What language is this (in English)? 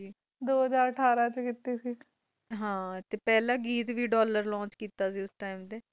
Punjabi